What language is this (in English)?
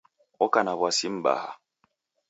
Taita